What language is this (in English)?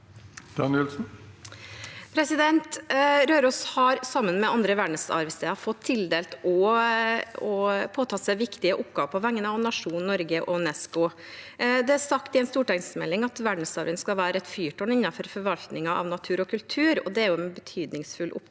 Norwegian